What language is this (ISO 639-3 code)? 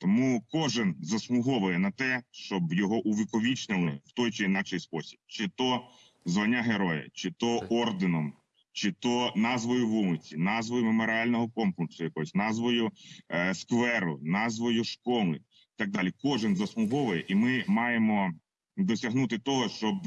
ukr